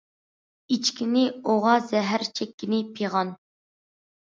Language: Uyghur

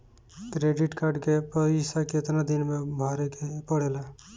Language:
Bhojpuri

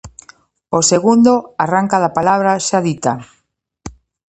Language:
Galician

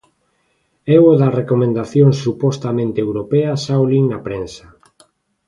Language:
Galician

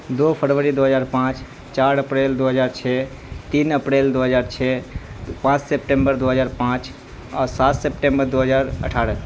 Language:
Urdu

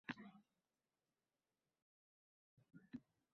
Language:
Uzbek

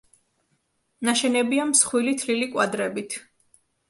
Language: Georgian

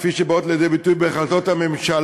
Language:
Hebrew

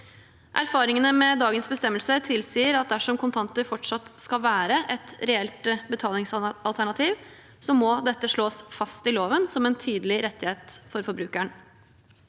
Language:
Norwegian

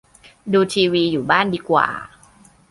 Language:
Thai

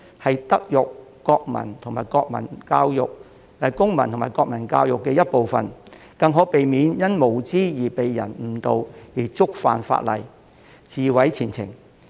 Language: Cantonese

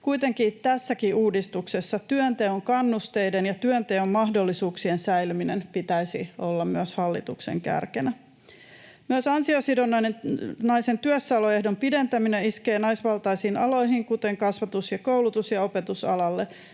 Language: Finnish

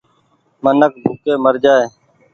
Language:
Goaria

